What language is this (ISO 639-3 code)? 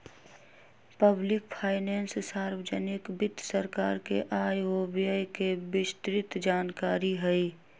mag